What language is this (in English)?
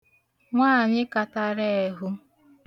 Igbo